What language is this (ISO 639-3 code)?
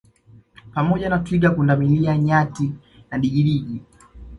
swa